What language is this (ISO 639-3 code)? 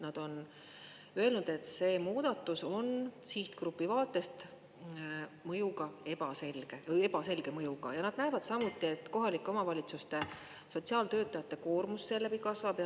est